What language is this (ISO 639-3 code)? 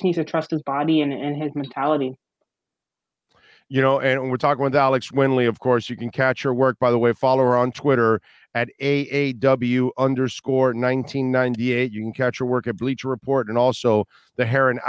eng